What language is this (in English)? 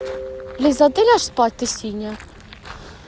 Russian